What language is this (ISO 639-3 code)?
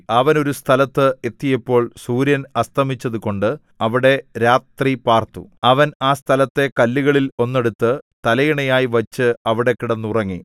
mal